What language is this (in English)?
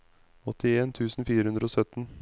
Norwegian